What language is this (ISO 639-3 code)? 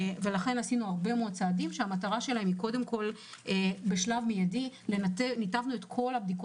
heb